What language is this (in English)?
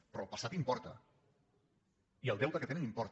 Catalan